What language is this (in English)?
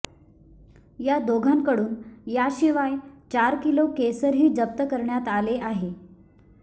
Marathi